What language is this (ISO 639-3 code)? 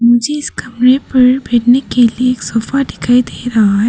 hin